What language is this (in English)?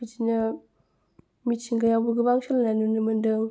Bodo